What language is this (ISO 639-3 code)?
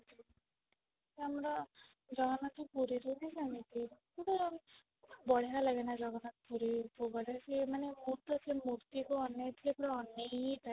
ori